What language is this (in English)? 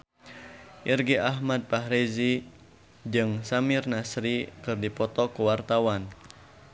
Sundanese